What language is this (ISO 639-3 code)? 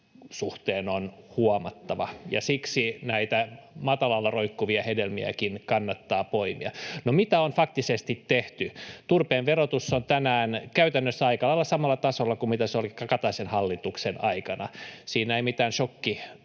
fin